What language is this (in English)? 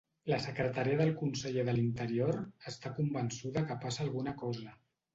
Catalan